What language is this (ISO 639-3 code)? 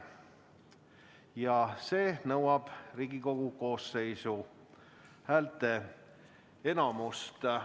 est